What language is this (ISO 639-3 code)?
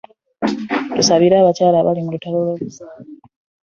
lug